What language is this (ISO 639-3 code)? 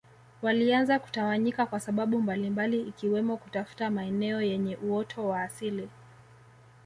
swa